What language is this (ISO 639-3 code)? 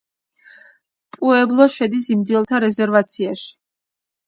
kat